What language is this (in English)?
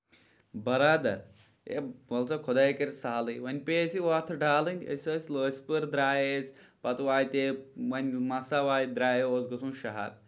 Kashmiri